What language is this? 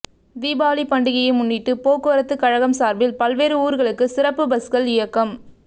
Tamil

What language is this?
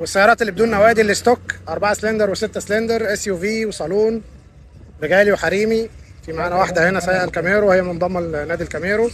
Arabic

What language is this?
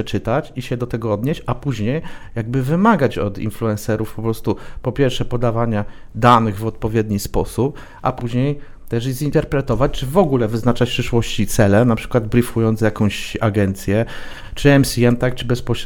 Polish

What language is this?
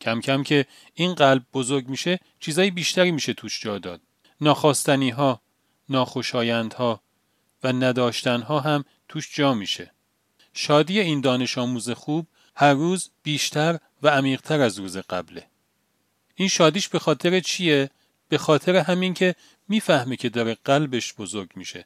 Persian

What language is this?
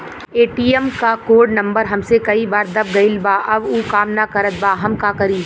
Bhojpuri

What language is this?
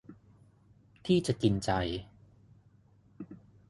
Thai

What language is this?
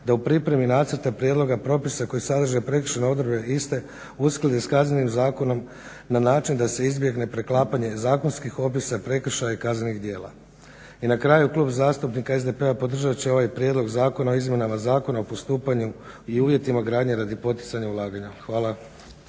Croatian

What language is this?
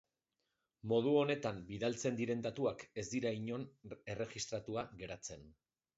Basque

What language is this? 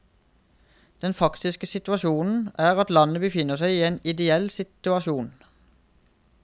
Norwegian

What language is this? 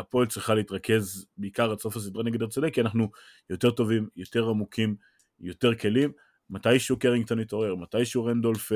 Hebrew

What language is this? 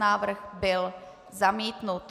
Czech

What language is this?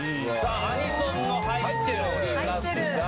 Japanese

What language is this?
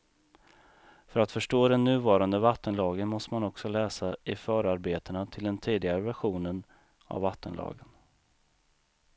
Swedish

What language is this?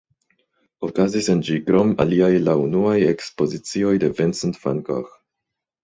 Esperanto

